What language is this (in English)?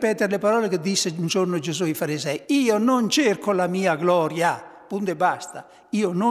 Italian